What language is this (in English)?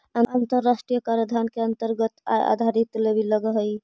Magahi